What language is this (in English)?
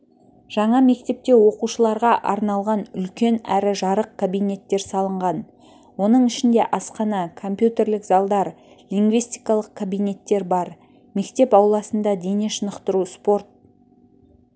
Kazakh